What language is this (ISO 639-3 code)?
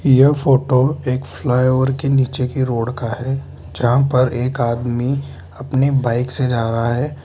hin